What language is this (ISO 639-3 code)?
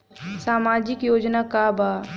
bho